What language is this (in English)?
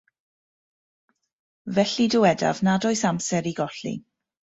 Welsh